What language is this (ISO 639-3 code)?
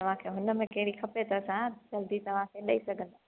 snd